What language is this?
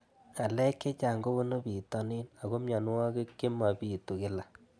Kalenjin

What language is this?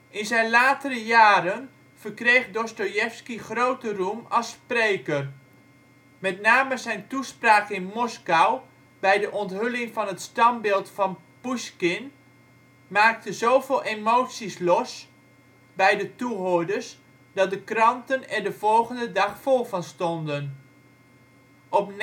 Dutch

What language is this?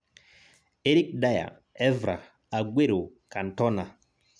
Masai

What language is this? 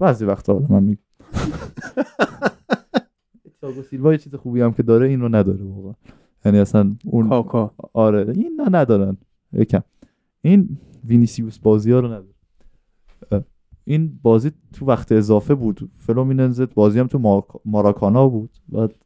Persian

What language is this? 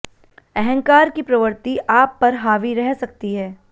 Hindi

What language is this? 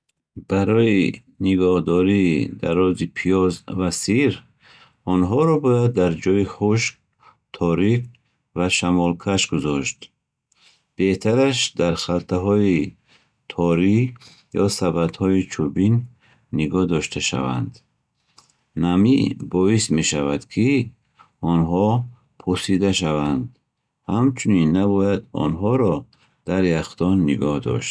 Bukharic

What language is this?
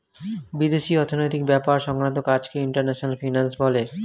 Bangla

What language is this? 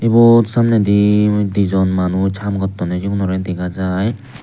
Chakma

